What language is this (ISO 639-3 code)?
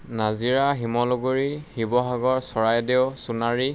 asm